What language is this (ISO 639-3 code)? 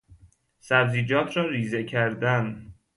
fas